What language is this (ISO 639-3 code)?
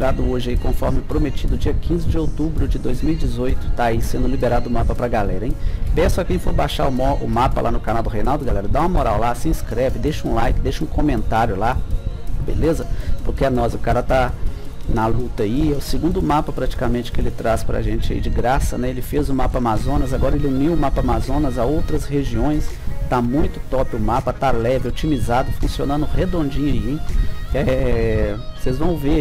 por